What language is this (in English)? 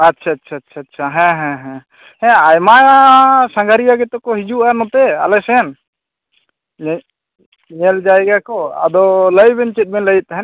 Santali